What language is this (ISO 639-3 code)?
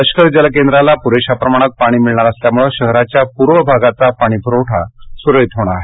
mar